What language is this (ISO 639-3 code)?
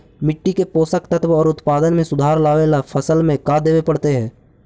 mag